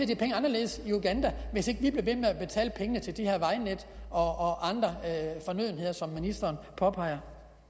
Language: Danish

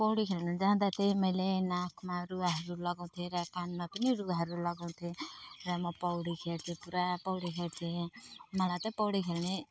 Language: Nepali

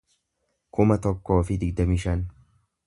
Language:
Oromo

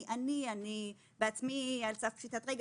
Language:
Hebrew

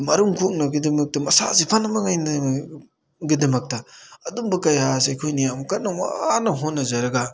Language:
Manipuri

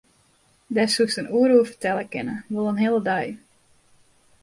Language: Western Frisian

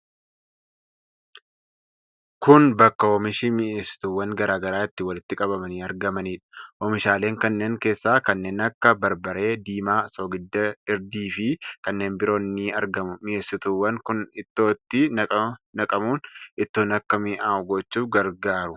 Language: Oromo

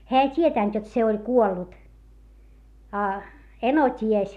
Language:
Finnish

